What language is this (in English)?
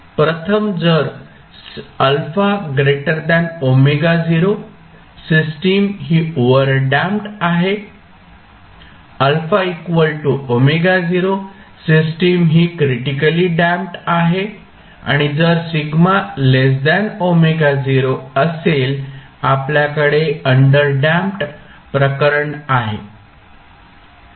Marathi